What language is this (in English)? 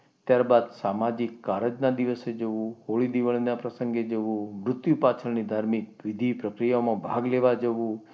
Gujarati